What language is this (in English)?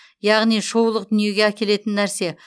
Kazakh